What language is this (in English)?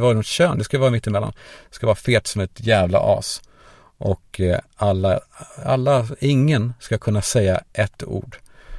Swedish